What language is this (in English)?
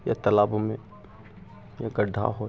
Maithili